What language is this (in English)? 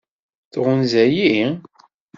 Kabyle